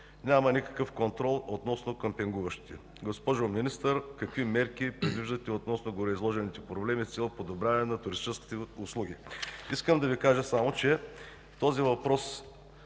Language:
Bulgarian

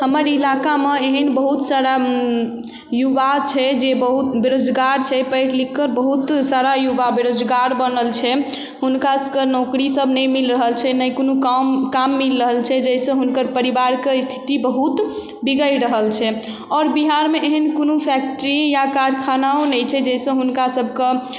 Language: Maithili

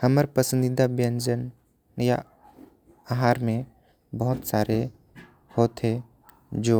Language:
Korwa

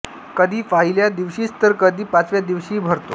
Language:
Marathi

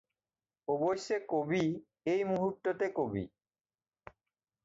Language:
Assamese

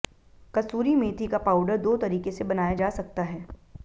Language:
Hindi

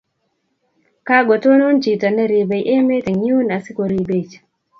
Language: Kalenjin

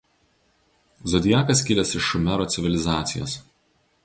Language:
Lithuanian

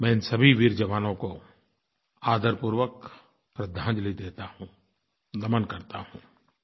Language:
Hindi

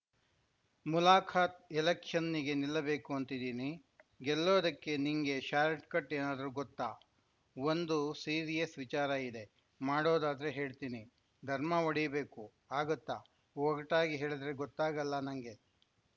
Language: Kannada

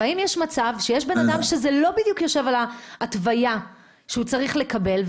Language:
Hebrew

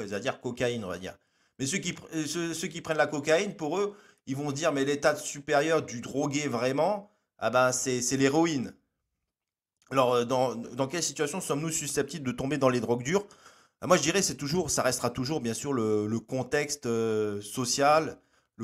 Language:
French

